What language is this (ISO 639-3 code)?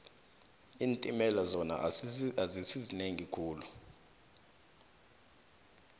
nbl